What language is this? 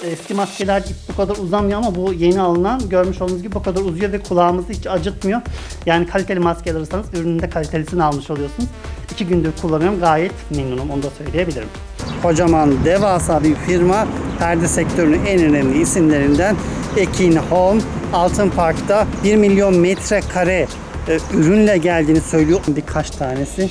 Turkish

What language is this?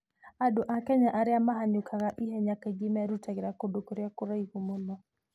Kikuyu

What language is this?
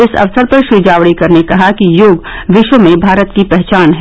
Hindi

